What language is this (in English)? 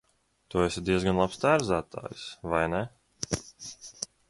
Latvian